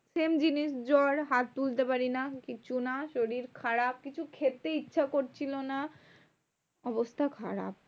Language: Bangla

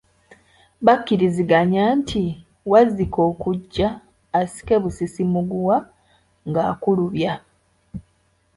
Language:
Ganda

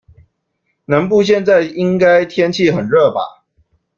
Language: Chinese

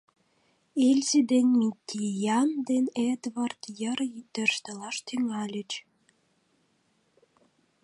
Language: Mari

